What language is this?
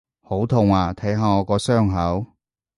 Cantonese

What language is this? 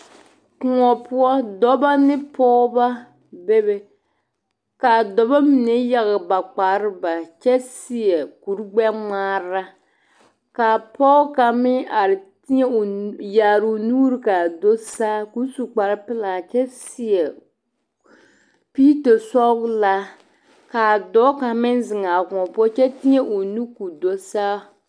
Southern Dagaare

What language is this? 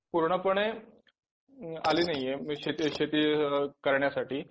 Marathi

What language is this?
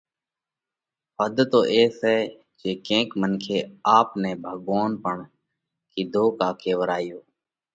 Parkari Koli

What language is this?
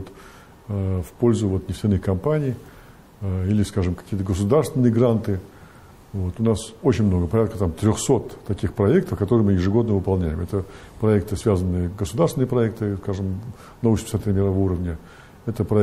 Russian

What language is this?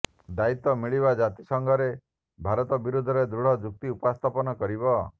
Odia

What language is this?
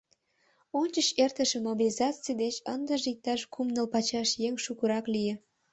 Mari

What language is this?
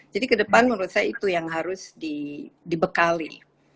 Indonesian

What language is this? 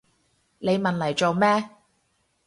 Cantonese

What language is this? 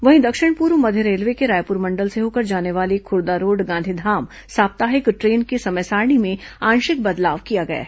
Hindi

